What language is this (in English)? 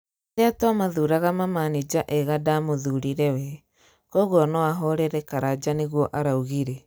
Kikuyu